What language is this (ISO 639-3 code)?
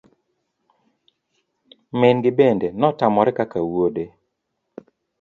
luo